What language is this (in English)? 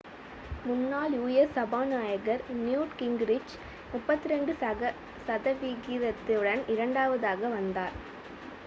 Tamil